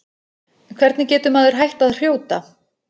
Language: Icelandic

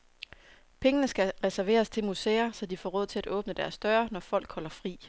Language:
Danish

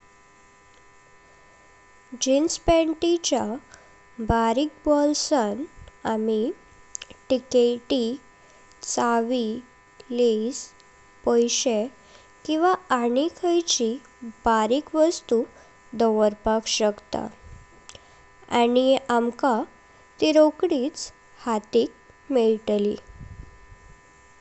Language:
Konkani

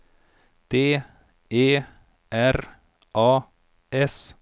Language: Swedish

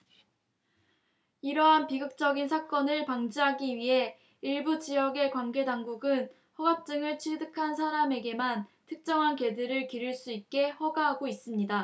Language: Korean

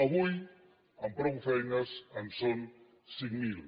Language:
Catalan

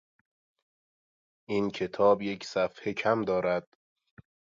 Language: Persian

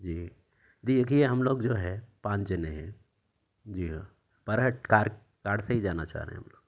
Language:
Urdu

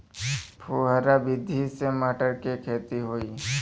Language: Bhojpuri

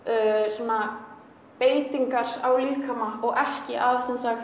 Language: Icelandic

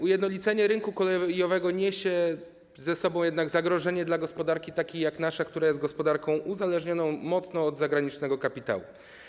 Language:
Polish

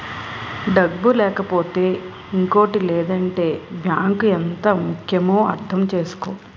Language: Telugu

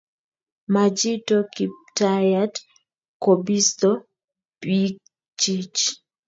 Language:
Kalenjin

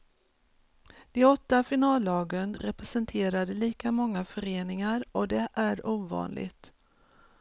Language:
Swedish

